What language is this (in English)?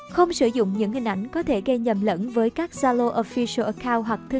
Vietnamese